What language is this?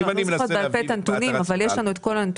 Hebrew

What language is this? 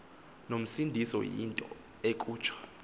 Xhosa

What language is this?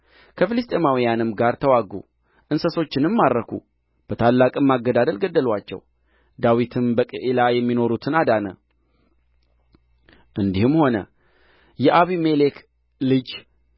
Amharic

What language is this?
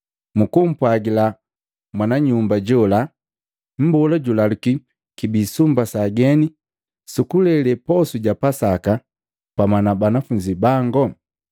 Matengo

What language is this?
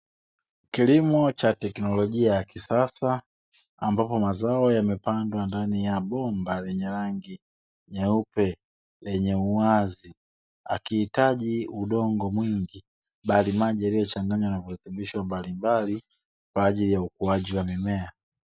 Swahili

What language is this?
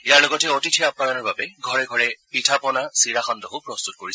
Assamese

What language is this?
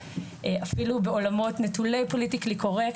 Hebrew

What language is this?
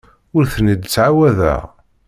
Kabyle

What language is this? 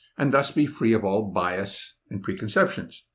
English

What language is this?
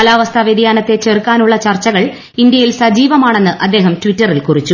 Malayalam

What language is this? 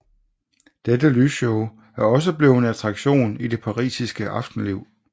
Danish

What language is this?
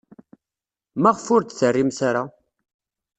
Kabyle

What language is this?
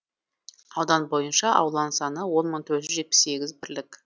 Kazakh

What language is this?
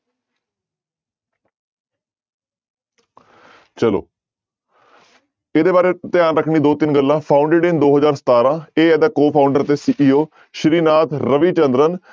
Punjabi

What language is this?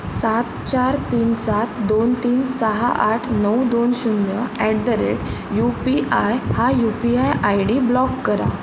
Marathi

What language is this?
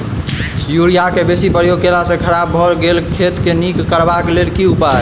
Maithili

